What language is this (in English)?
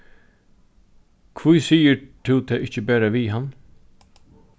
Faroese